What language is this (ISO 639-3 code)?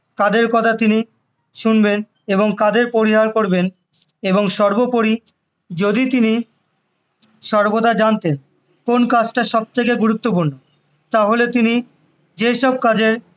ben